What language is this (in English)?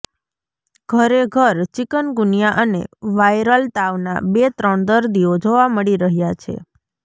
Gujarati